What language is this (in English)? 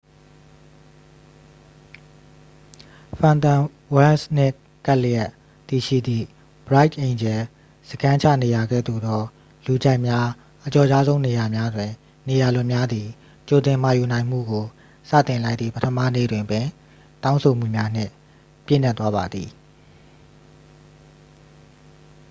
Burmese